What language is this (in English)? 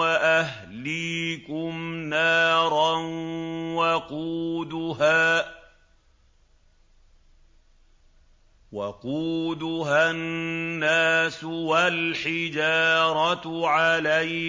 Arabic